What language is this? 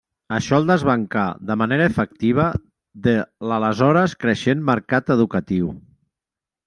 Catalan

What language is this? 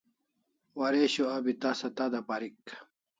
Kalasha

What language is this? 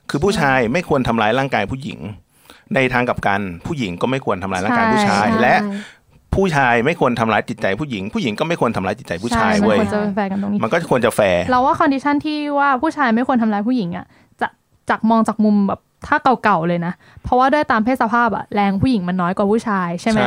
Thai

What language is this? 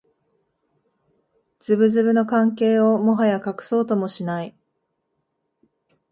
Japanese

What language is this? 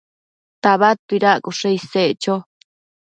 Matsés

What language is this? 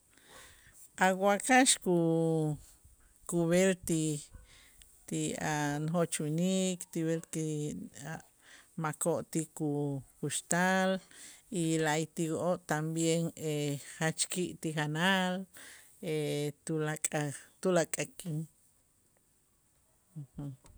Itzá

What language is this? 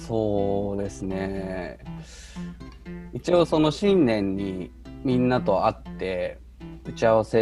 Japanese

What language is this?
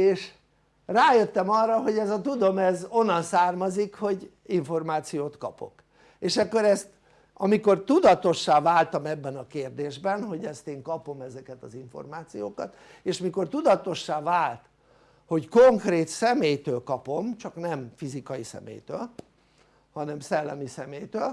Hungarian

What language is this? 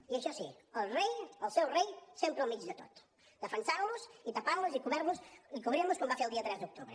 Catalan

